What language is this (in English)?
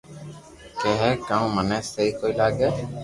Loarki